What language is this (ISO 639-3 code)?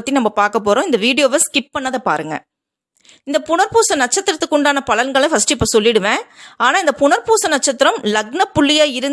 tam